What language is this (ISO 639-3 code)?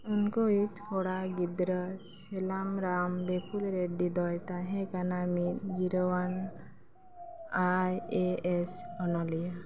sat